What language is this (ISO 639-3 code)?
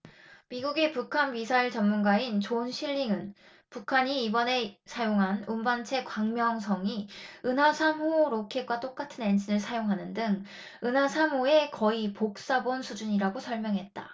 kor